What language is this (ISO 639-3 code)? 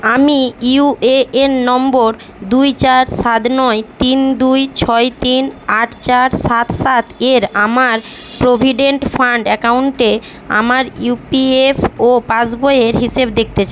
ben